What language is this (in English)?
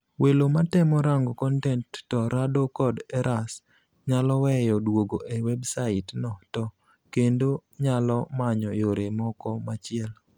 Luo (Kenya and Tanzania)